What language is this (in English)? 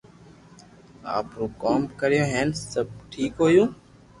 Loarki